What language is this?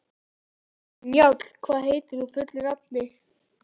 Icelandic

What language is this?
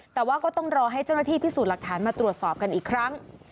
Thai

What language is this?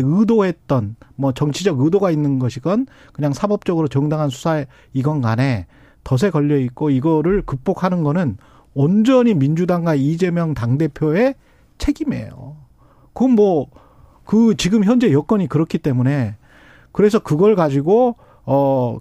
Korean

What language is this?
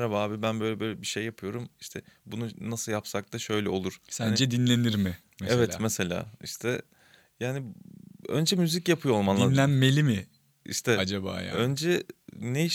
Turkish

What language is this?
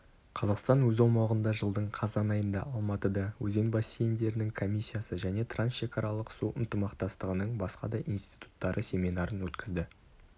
Kazakh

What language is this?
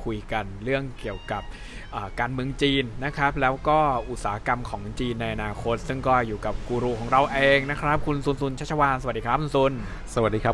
Thai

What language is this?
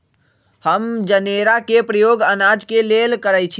Magahi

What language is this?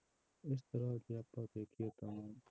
Punjabi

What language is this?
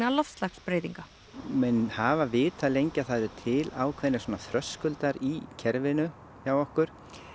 Icelandic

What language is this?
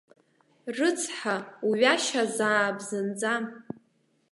Abkhazian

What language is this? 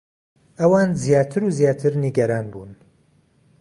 Central Kurdish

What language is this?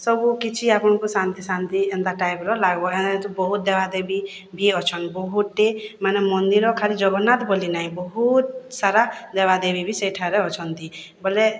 Odia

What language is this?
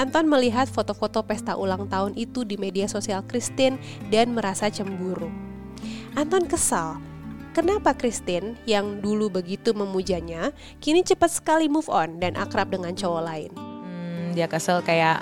Indonesian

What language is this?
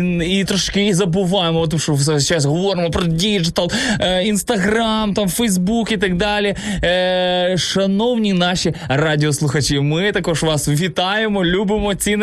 Ukrainian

